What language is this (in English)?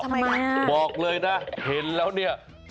Thai